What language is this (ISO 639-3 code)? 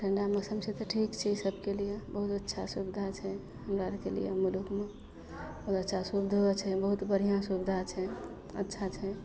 mai